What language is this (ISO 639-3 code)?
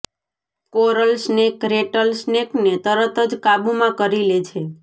guj